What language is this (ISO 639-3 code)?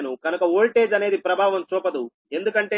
tel